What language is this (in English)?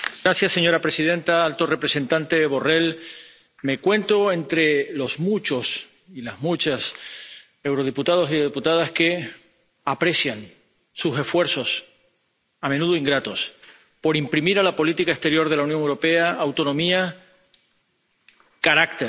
Spanish